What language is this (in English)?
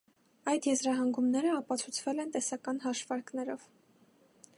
Armenian